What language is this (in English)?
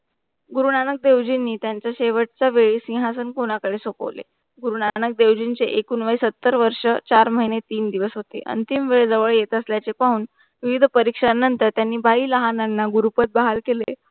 Marathi